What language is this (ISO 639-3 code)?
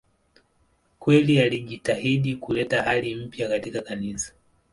swa